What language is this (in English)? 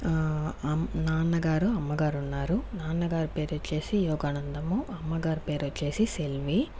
Telugu